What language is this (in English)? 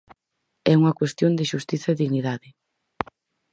Galician